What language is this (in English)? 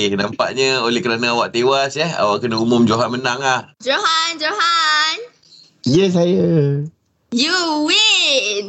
Malay